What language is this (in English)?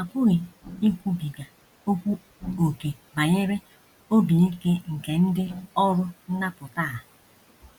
Igbo